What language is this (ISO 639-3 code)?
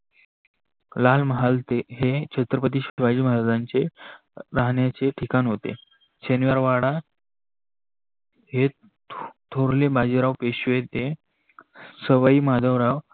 mar